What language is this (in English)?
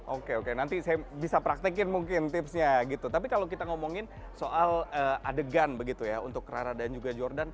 Indonesian